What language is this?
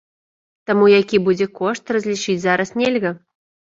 Belarusian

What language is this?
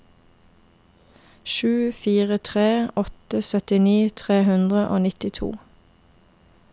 Norwegian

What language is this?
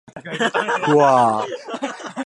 Japanese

